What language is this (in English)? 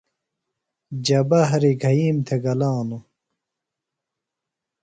Phalura